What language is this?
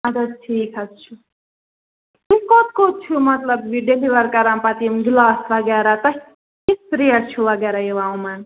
Kashmiri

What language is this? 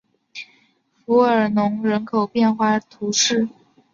Chinese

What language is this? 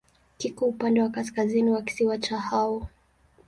Swahili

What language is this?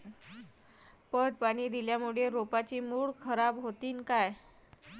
Marathi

